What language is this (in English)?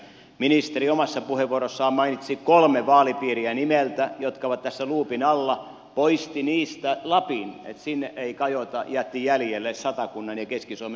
Finnish